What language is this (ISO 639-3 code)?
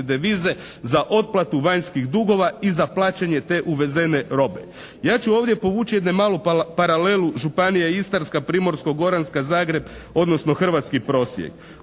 hrv